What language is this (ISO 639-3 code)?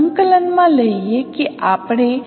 guj